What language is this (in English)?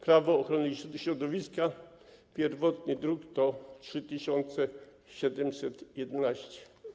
Polish